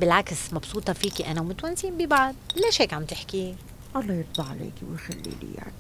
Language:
Arabic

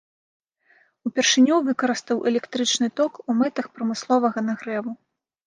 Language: Belarusian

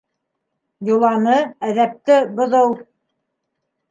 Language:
Bashkir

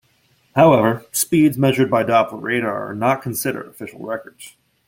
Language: English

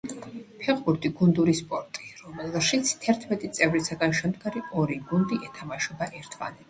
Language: Georgian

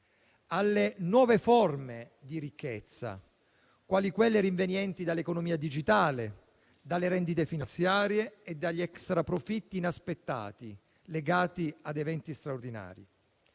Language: Italian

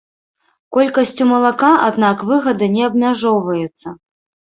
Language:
Belarusian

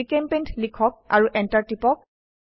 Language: Assamese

